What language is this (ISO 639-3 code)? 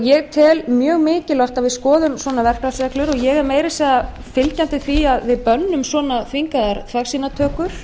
isl